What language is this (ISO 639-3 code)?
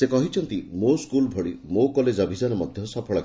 ori